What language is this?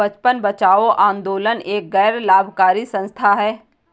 Hindi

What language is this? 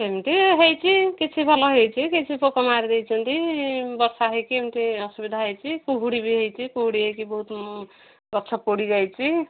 Odia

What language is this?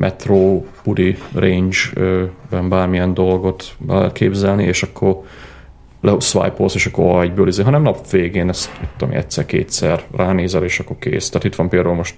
Hungarian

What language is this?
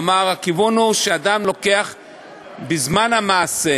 Hebrew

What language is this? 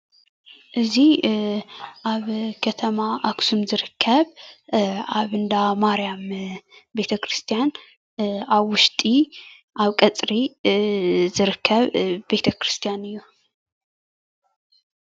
Tigrinya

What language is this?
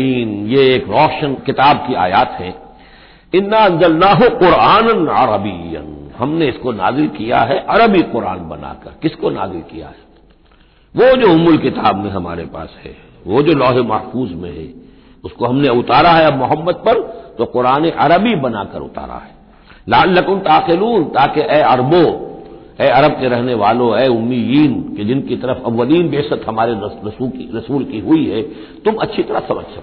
Hindi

